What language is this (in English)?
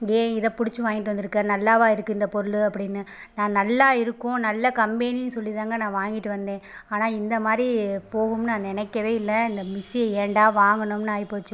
Tamil